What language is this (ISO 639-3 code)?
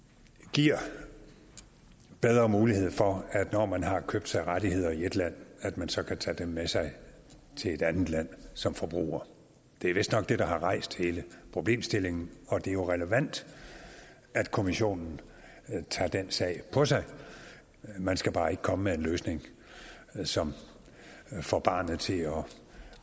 dan